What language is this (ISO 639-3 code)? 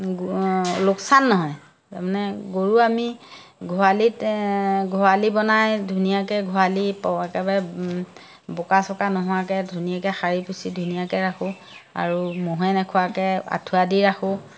asm